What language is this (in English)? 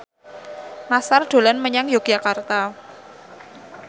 Javanese